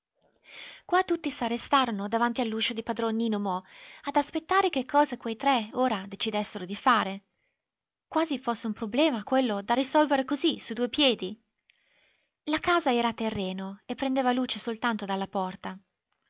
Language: Italian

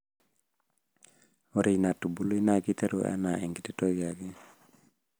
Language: Masai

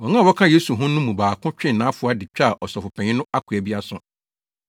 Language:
Akan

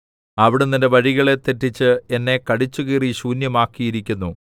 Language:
Malayalam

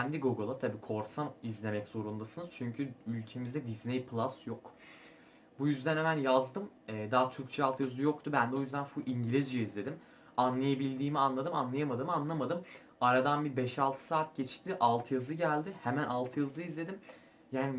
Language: Turkish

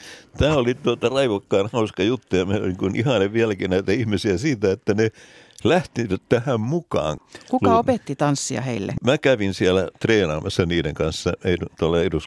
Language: Finnish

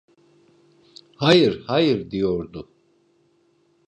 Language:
Turkish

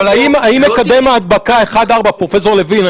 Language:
Hebrew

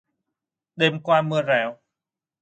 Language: Vietnamese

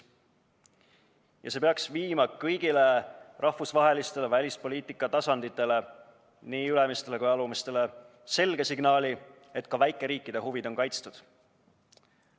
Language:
Estonian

